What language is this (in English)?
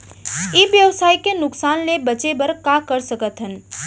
Chhattisgarhi